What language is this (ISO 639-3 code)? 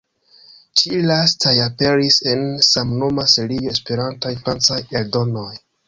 epo